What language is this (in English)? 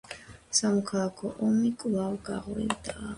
Georgian